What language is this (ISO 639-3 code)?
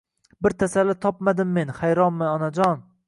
uzb